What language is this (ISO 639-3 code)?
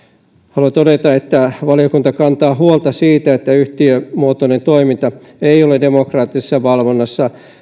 fin